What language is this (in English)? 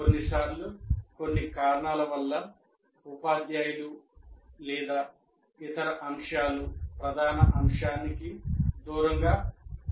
Telugu